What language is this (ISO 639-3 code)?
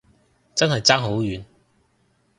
yue